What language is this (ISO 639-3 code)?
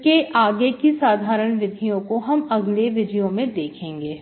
hin